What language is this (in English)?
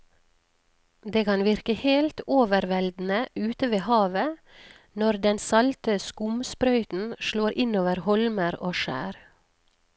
Norwegian